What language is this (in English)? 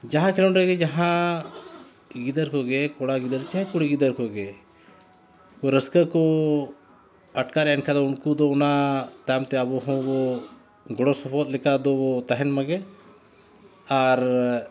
Santali